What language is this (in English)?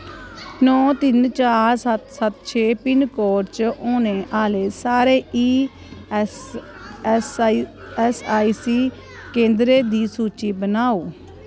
Dogri